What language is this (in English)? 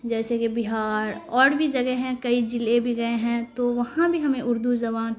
Urdu